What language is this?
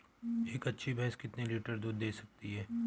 Hindi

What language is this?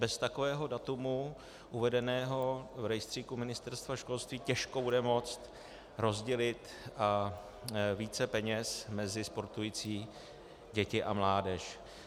Czech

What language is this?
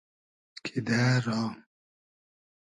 Hazaragi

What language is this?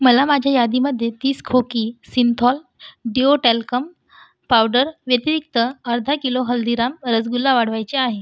Marathi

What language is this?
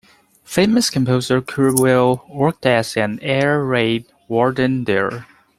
English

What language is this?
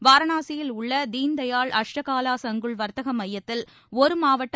Tamil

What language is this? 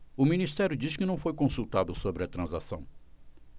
Portuguese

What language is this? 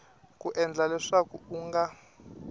Tsonga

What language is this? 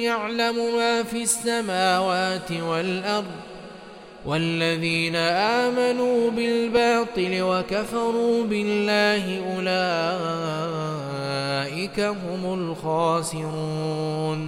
Arabic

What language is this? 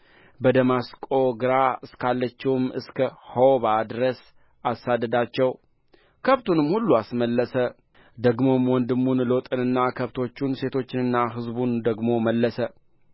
Amharic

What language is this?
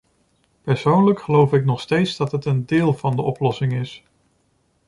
Dutch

